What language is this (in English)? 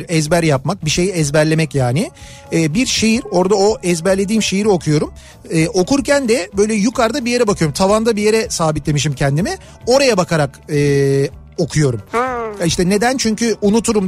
Turkish